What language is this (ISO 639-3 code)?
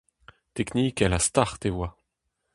bre